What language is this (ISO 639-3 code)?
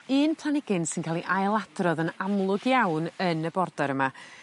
cym